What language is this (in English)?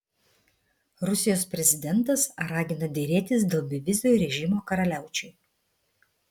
Lithuanian